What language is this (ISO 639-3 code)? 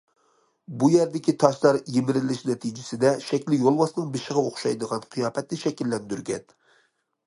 uig